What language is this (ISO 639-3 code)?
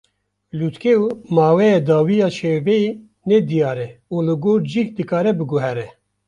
kur